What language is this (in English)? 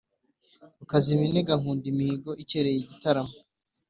Kinyarwanda